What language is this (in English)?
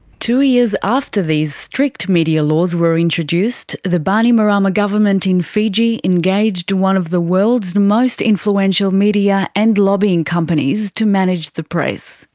English